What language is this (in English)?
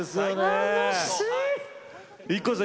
Japanese